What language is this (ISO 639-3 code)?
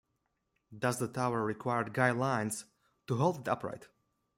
eng